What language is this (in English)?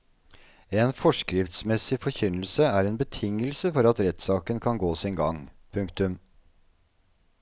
Norwegian